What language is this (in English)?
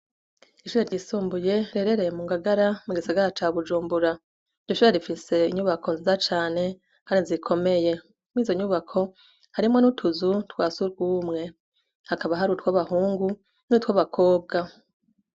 Rundi